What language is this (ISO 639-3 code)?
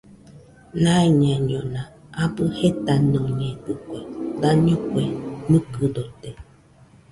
hux